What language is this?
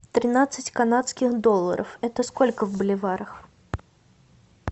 Russian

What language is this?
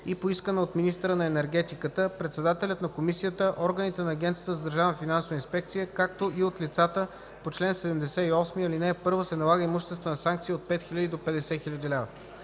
Bulgarian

